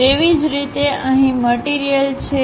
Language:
Gujarati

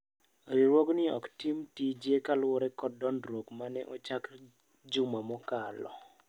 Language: Luo (Kenya and Tanzania)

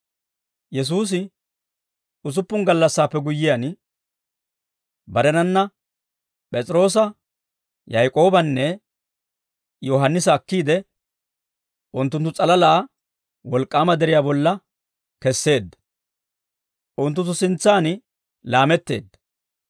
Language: Dawro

